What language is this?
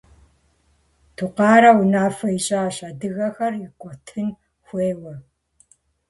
Kabardian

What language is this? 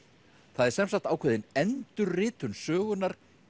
Icelandic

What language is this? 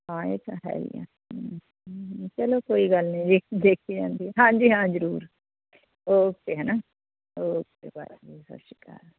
Punjabi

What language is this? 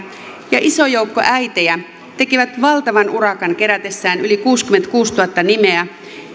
Finnish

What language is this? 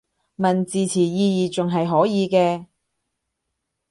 Cantonese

